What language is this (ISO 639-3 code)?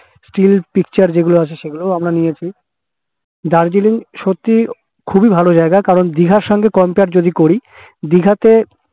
ben